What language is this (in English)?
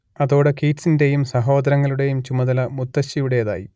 Malayalam